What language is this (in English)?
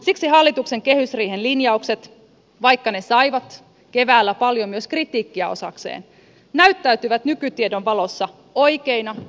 Finnish